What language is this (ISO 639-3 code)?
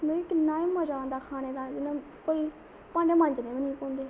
doi